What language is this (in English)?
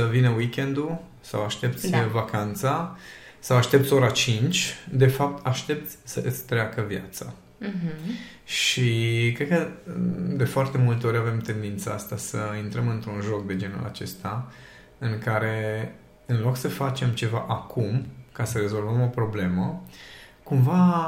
Romanian